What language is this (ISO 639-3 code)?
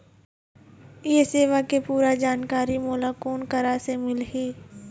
hne